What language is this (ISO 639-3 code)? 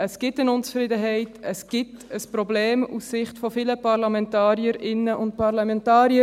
gsw